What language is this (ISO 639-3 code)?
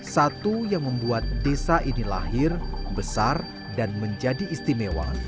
ind